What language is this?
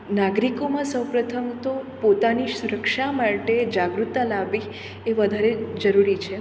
Gujarati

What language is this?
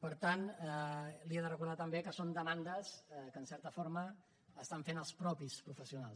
Catalan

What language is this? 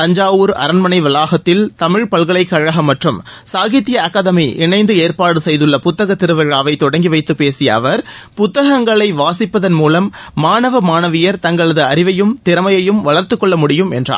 Tamil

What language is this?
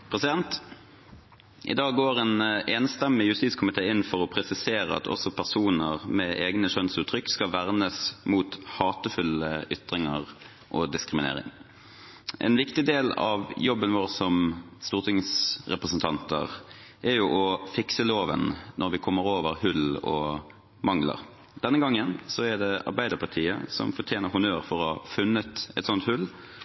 Norwegian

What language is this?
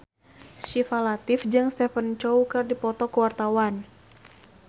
Sundanese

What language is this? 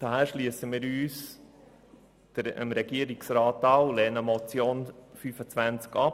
Swiss German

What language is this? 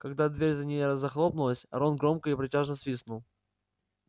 Russian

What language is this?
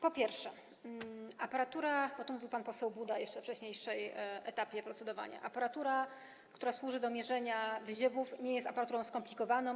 Polish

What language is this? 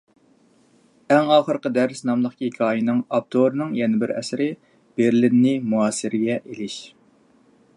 Uyghur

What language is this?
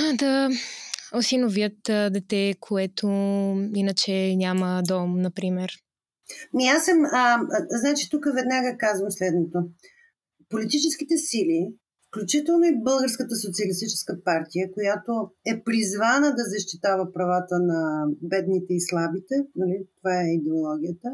Bulgarian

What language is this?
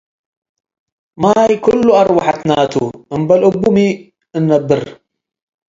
Tigre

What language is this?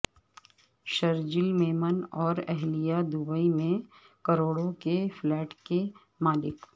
Urdu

